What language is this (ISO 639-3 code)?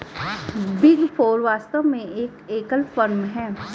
hin